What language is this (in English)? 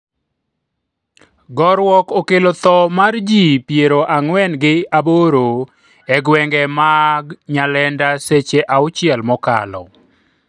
Luo (Kenya and Tanzania)